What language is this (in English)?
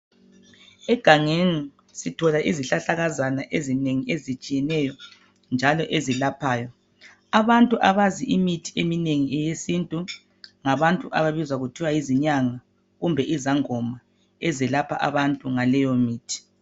North Ndebele